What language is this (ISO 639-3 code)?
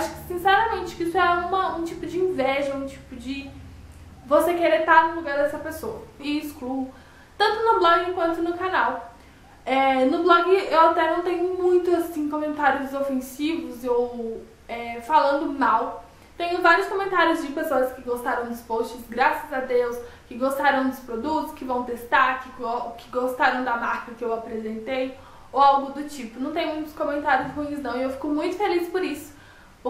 por